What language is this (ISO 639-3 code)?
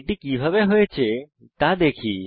ben